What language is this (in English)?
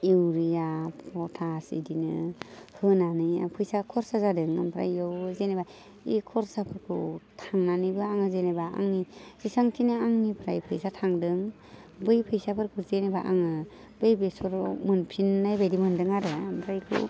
Bodo